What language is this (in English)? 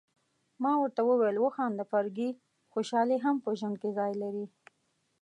Pashto